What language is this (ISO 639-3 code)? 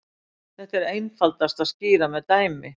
isl